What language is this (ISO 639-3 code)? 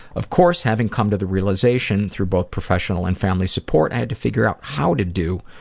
eng